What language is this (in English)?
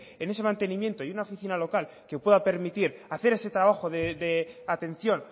Spanish